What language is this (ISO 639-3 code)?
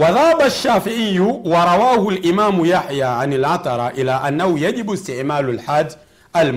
swa